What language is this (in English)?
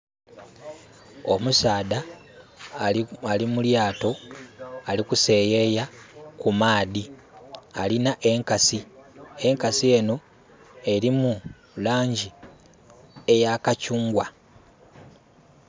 Soga